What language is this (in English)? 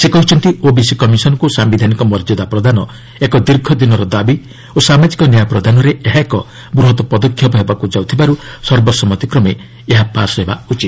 Odia